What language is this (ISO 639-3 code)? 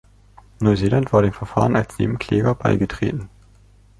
deu